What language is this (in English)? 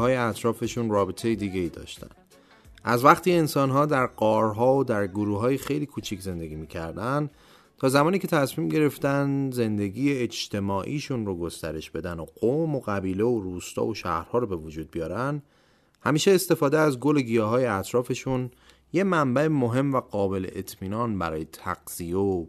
Persian